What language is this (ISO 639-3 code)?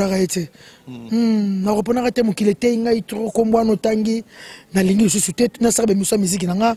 fra